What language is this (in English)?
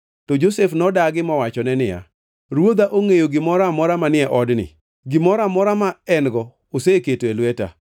Luo (Kenya and Tanzania)